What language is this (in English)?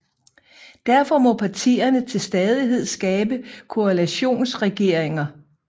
Danish